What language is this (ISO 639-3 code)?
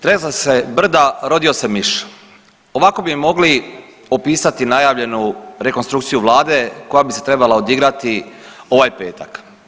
hrv